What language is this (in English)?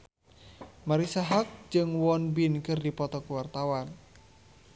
Sundanese